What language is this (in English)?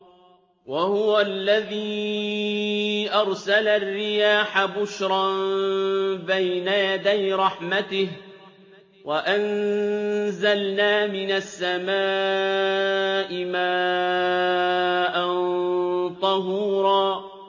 Arabic